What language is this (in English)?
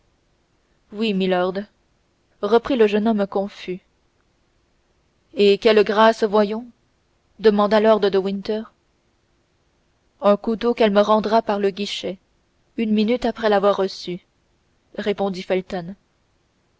French